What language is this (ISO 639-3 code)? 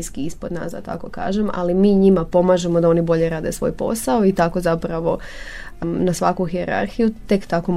hrv